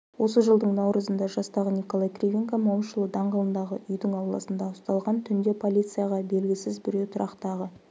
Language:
Kazakh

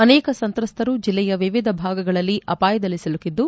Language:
Kannada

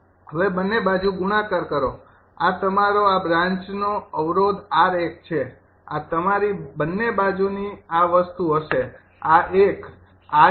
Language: Gujarati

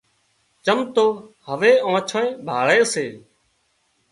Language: Wadiyara Koli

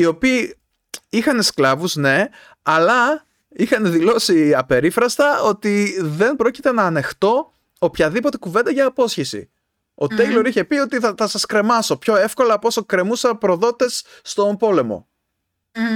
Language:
Greek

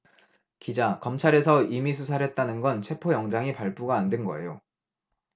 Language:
Korean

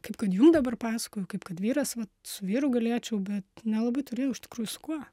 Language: Lithuanian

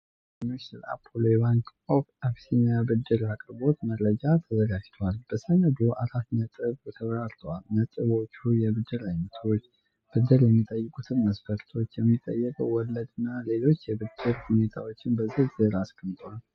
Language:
Amharic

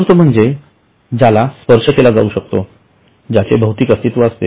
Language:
Marathi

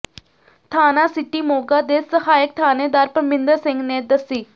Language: Punjabi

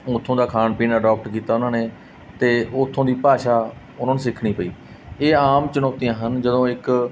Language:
Punjabi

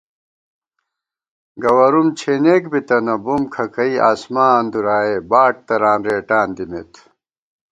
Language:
Gawar-Bati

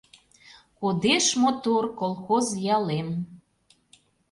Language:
Mari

